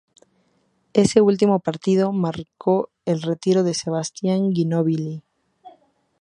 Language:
Spanish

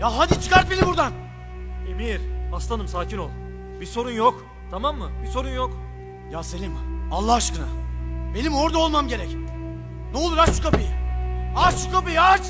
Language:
Turkish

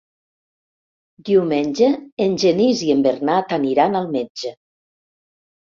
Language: Catalan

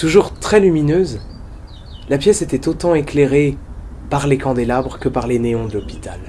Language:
French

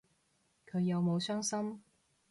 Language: Cantonese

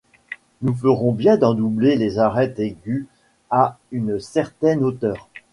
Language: French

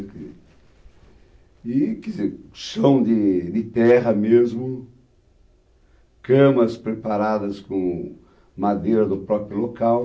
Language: Portuguese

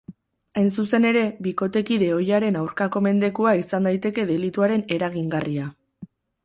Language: Basque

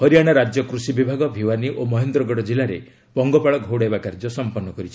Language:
Odia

